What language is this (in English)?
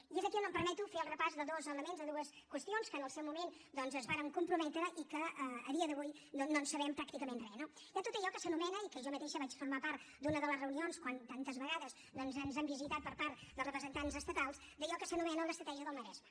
Catalan